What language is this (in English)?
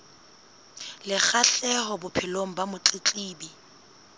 Southern Sotho